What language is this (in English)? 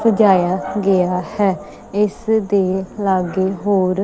Punjabi